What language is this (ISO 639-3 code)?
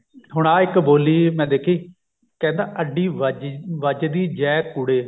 pan